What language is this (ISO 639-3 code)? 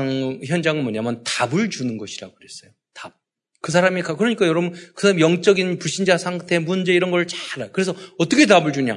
kor